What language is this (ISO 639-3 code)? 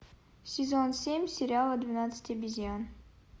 rus